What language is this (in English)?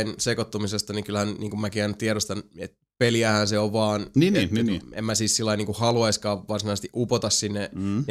Finnish